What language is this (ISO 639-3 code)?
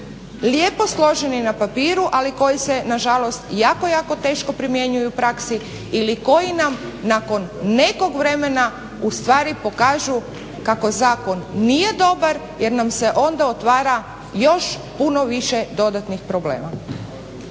hrv